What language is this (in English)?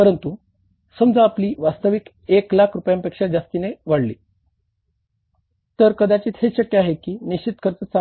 Marathi